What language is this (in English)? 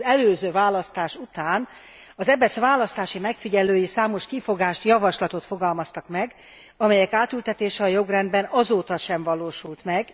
Hungarian